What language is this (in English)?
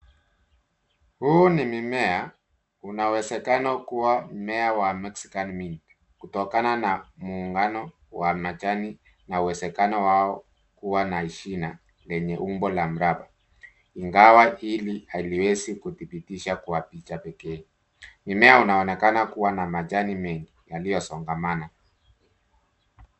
Swahili